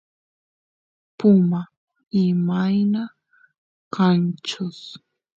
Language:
Santiago del Estero Quichua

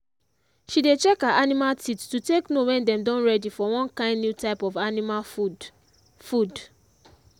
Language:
Nigerian Pidgin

